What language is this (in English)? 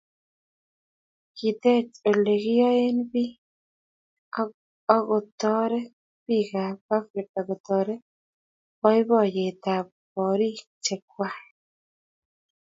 Kalenjin